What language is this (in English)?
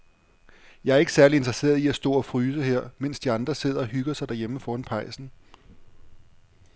Danish